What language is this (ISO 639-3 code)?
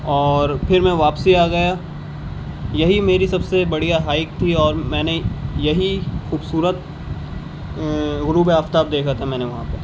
urd